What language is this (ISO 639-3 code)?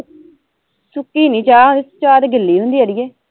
pan